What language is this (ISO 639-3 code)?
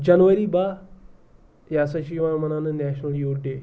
kas